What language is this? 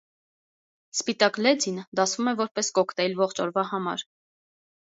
Armenian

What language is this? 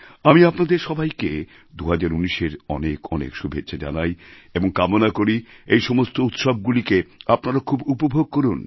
Bangla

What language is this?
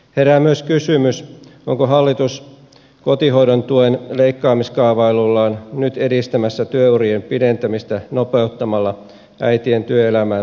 Finnish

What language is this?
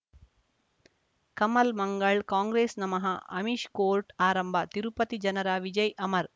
Kannada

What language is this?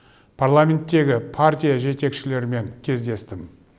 Kazakh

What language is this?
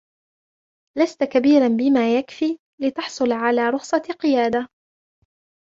Arabic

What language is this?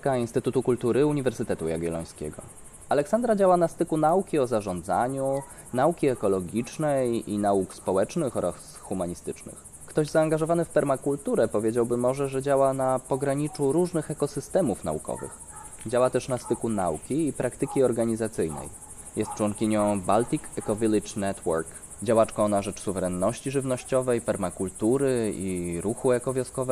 Polish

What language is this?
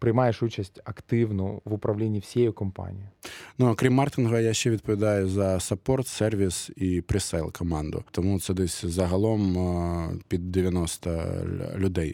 Ukrainian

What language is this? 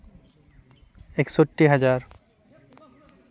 Santali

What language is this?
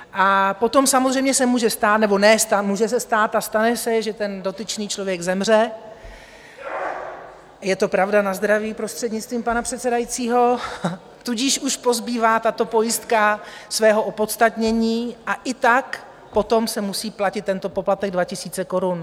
Czech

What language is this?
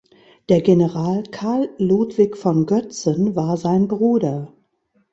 German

